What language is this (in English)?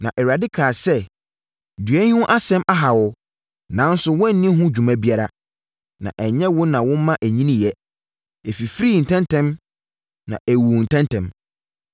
Akan